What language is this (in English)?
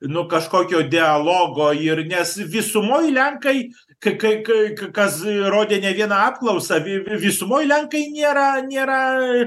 Lithuanian